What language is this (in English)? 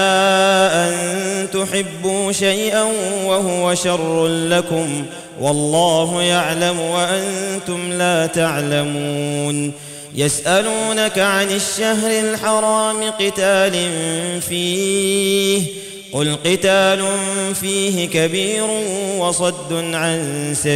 Arabic